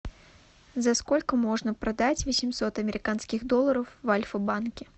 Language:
Russian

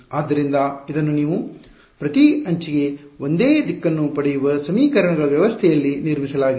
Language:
Kannada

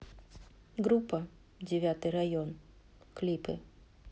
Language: Russian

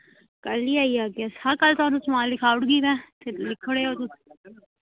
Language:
Dogri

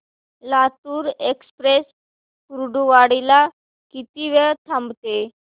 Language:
Marathi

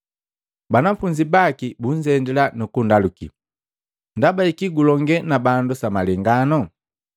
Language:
Matengo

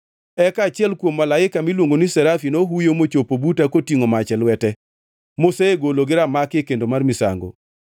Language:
Luo (Kenya and Tanzania)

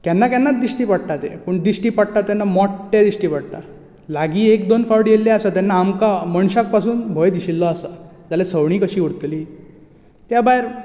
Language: Konkani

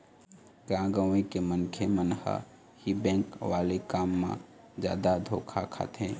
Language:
Chhattisgarhi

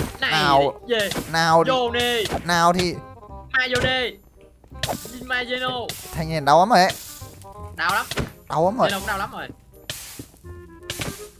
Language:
Vietnamese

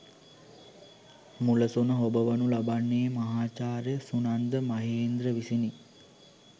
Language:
Sinhala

